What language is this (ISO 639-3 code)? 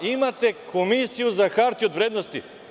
srp